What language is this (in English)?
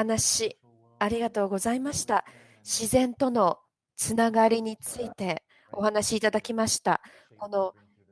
Japanese